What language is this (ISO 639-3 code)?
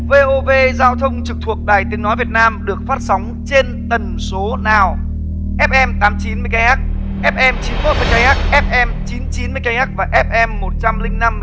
vie